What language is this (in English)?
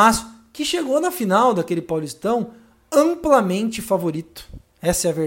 Portuguese